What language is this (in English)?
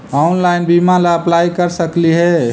Magahi